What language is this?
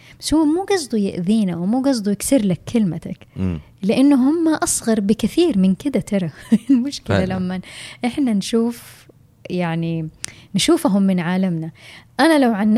Arabic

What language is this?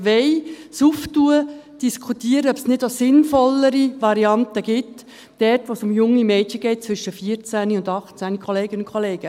Swiss German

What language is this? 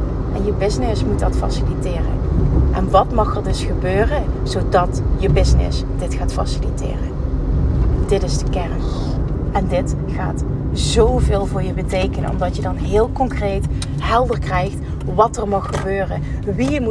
Dutch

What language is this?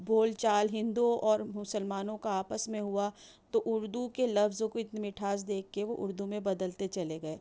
Urdu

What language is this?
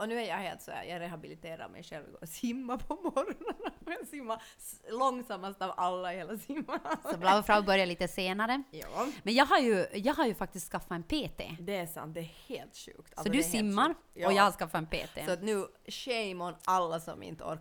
Swedish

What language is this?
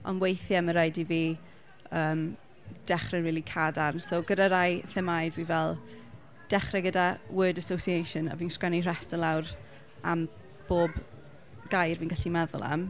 Welsh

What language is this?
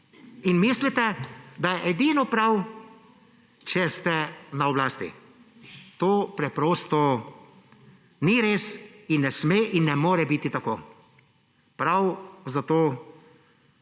Slovenian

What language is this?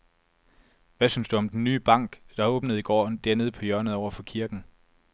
Danish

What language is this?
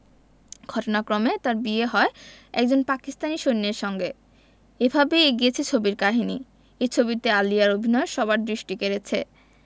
Bangla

